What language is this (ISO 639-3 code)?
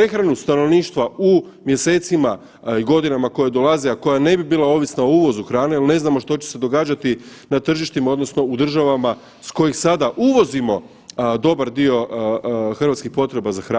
hrv